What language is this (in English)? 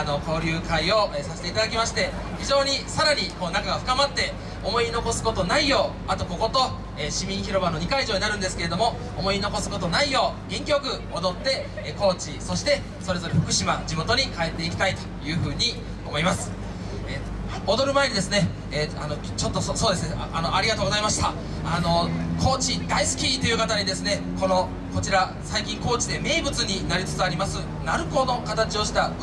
Japanese